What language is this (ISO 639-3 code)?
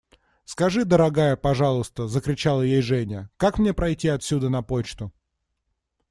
rus